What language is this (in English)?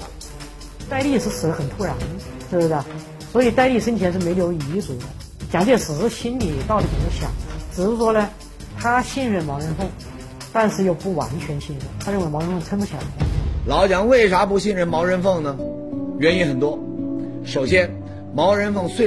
Chinese